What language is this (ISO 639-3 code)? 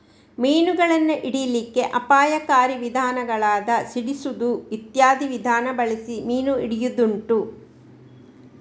kan